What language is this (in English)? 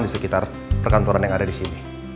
Indonesian